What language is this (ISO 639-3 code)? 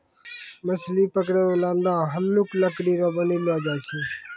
mai